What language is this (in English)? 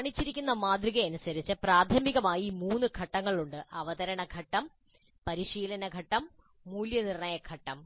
Malayalam